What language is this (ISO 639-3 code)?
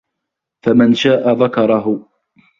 ara